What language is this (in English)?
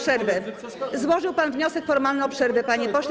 Polish